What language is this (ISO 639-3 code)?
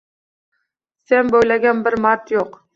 uzb